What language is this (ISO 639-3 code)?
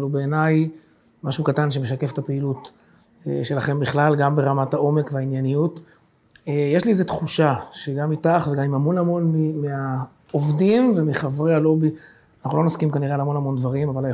heb